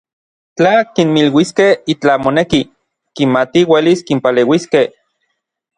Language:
Orizaba Nahuatl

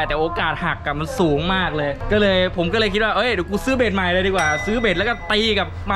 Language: Thai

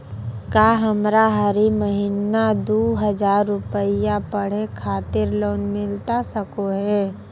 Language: Magahi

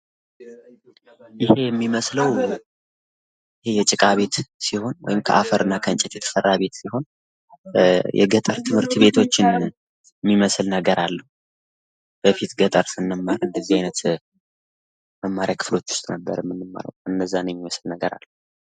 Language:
Amharic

